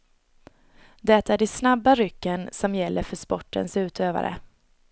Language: Swedish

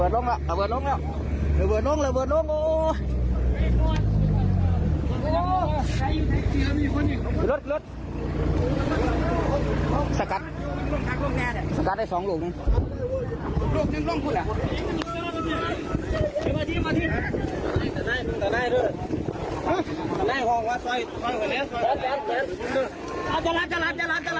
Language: Thai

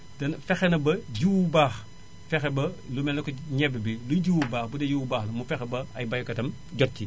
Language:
Wolof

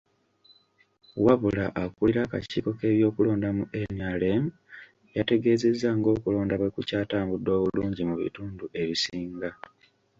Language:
Ganda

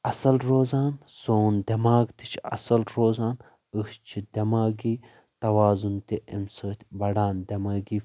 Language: Kashmiri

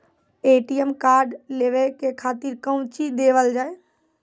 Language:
Maithili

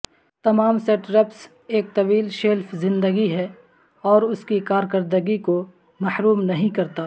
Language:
Urdu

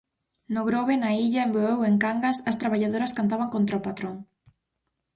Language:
Galician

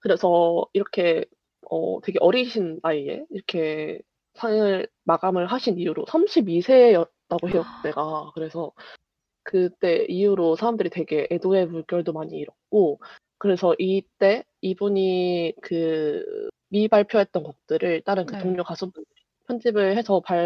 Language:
Korean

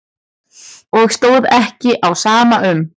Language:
Icelandic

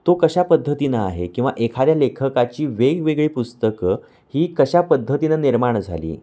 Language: Marathi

